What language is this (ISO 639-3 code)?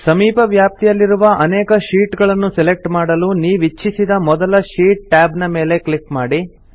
kan